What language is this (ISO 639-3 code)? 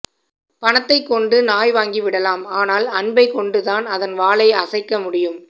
tam